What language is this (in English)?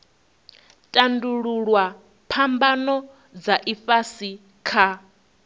Venda